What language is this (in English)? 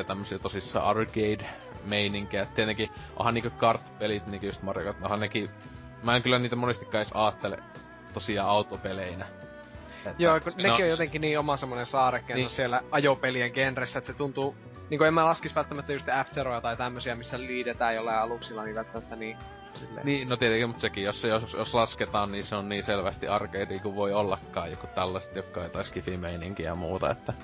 Finnish